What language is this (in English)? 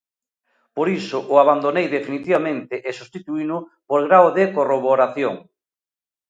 Galician